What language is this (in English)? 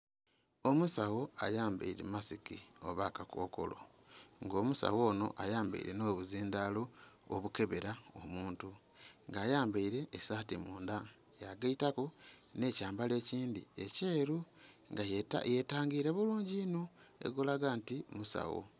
Soga